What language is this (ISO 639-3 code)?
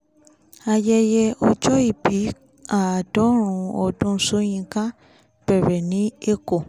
yor